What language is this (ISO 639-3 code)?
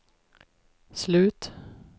swe